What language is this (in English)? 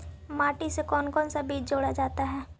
Magahi